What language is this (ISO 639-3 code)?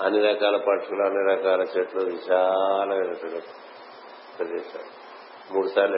tel